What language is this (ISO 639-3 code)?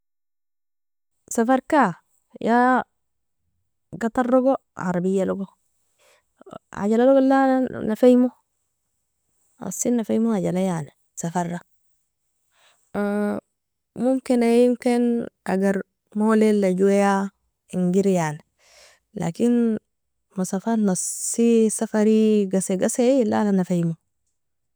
fia